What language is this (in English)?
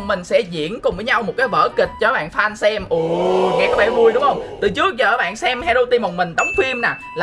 Vietnamese